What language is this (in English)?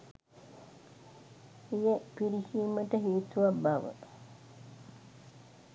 Sinhala